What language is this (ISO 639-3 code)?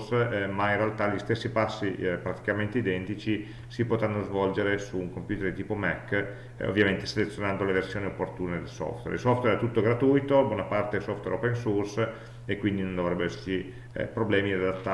ita